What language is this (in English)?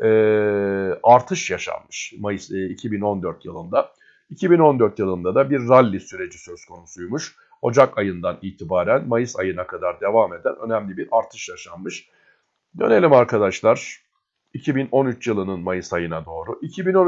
Turkish